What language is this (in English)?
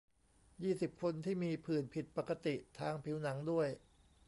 Thai